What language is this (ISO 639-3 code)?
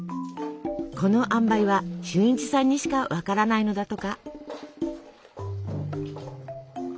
jpn